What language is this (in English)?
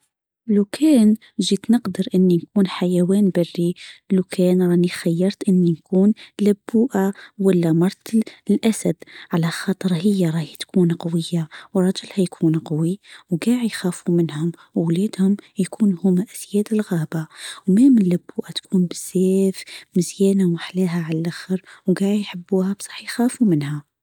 Tunisian Arabic